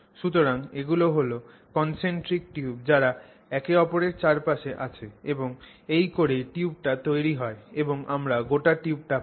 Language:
Bangla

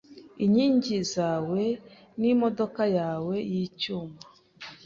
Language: Kinyarwanda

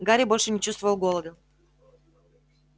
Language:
Russian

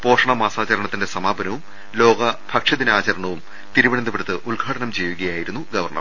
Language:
Malayalam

